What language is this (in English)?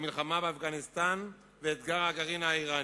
Hebrew